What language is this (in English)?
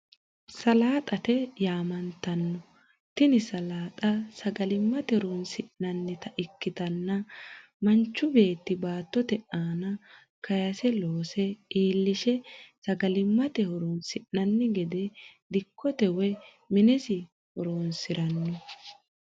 Sidamo